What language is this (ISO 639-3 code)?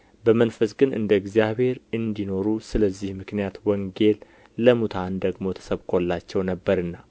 amh